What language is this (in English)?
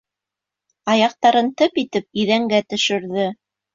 Bashkir